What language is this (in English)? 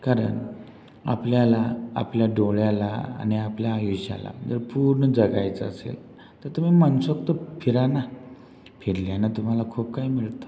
Marathi